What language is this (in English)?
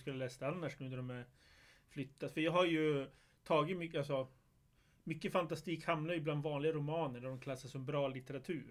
Swedish